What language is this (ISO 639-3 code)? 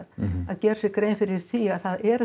isl